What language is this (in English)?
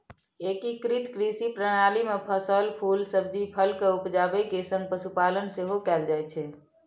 Maithili